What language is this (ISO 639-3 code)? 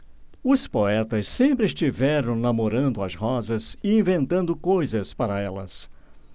por